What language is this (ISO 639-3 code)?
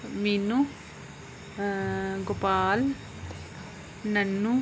doi